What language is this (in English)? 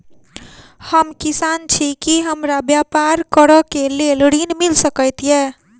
Maithili